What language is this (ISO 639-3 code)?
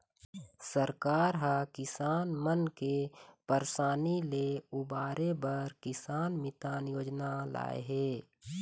hne